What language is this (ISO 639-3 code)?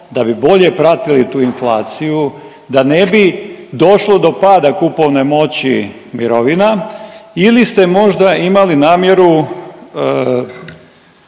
hrv